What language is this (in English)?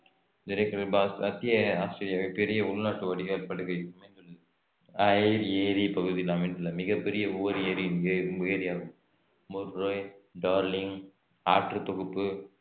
Tamil